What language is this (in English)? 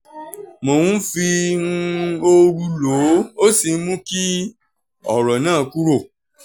Yoruba